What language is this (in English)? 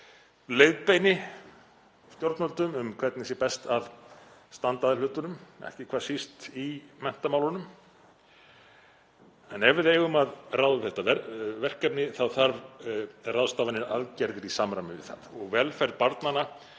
Icelandic